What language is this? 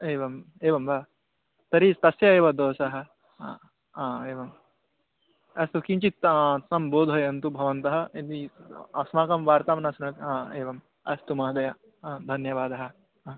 Sanskrit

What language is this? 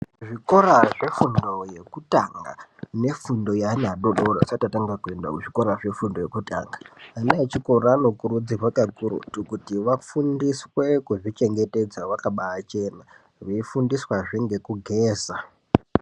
Ndau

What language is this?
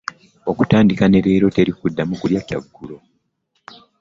Ganda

